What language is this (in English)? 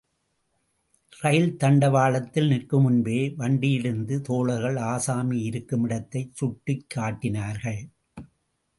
Tamil